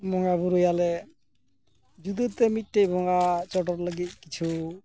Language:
Santali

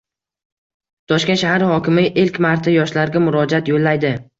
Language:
Uzbek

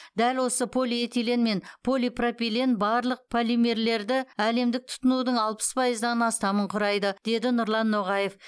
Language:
Kazakh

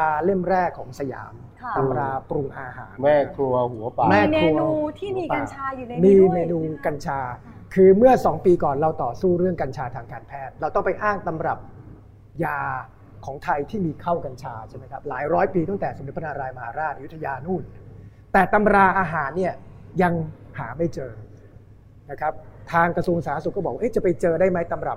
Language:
Thai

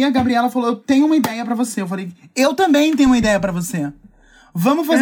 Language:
Portuguese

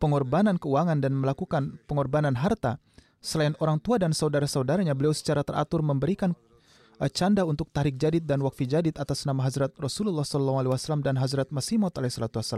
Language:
Indonesian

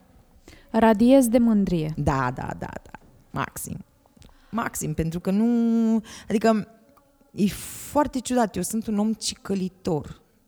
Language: Romanian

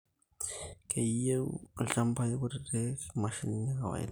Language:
Masai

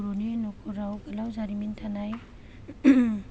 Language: Bodo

